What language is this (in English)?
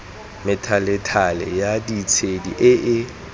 Tswana